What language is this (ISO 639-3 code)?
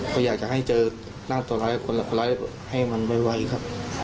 tha